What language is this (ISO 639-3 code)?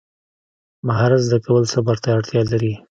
pus